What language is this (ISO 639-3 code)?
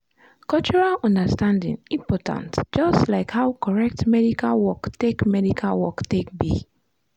pcm